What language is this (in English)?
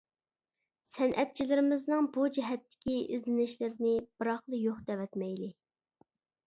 Uyghur